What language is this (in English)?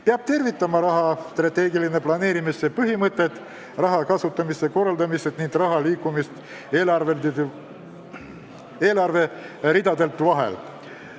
Estonian